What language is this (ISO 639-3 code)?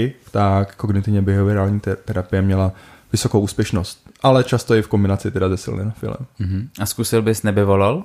ces